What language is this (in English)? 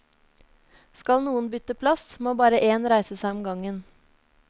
Norwegian